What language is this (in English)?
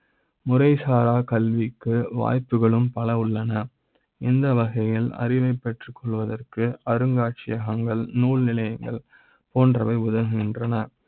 Tamil